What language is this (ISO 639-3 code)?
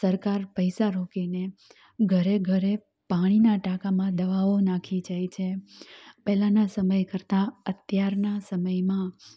guj